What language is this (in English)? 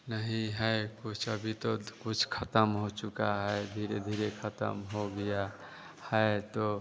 Hindi